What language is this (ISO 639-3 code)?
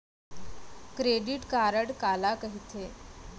hne